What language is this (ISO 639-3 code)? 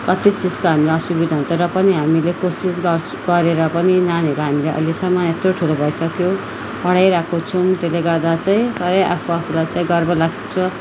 nep